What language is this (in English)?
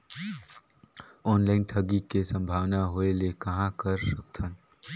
Chhattisgarhi